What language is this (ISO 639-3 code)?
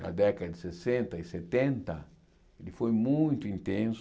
por